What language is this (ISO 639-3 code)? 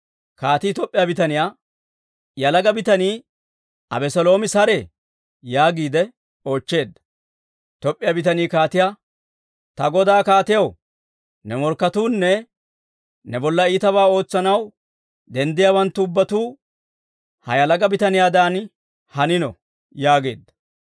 dwr